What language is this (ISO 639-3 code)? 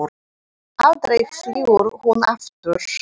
isl